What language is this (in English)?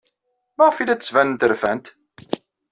Kabyle